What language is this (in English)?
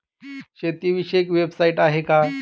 Marathi